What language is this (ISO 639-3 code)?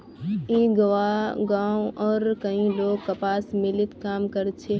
mag